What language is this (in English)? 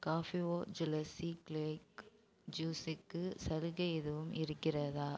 Tamil